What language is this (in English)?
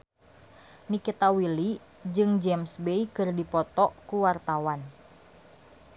Sundanese